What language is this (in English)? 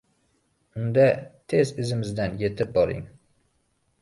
Uzbek